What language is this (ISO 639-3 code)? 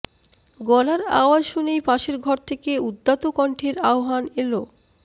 ben